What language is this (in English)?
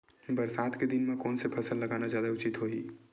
Chhattisgarhi